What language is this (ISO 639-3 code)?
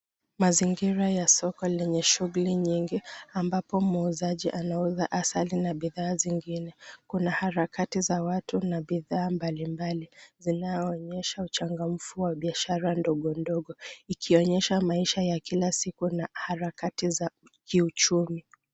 swa